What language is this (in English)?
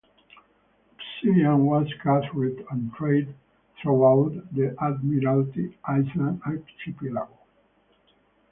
English